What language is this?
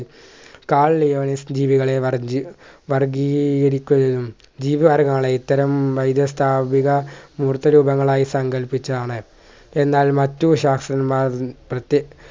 Malayalam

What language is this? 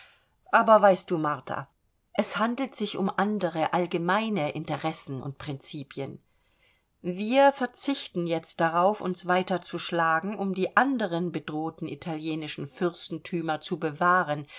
German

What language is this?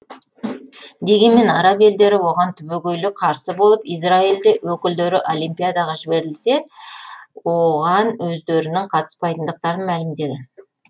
Kazakh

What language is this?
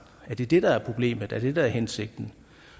Danish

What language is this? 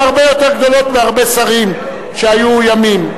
Hebrew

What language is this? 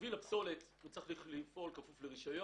Hebrew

